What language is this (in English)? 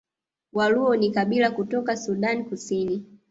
Swahili